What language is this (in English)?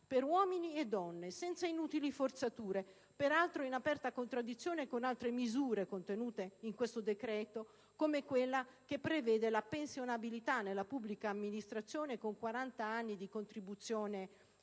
Italian